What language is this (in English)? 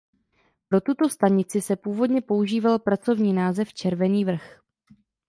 Czech